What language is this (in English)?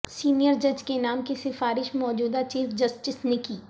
Urdu